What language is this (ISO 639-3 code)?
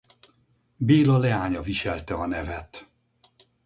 hun